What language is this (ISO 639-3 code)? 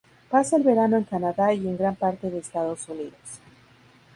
spa